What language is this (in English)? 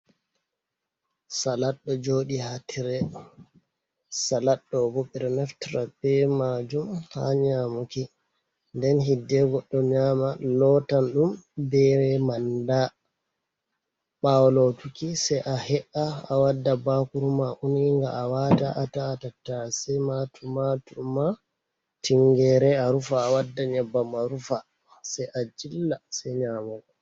Fula